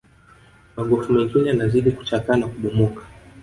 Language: Swahili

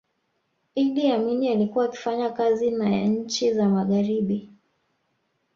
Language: Swahili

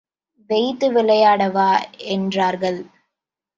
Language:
Tamil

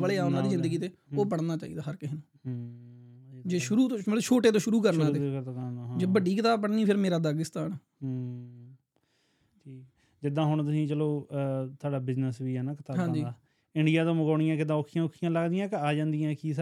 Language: Punjabi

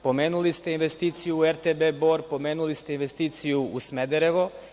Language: Serbian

